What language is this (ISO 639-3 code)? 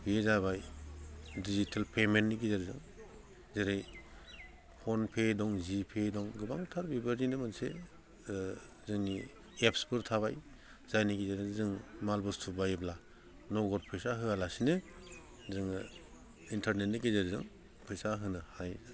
brx